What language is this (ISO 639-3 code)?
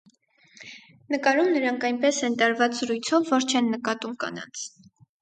hye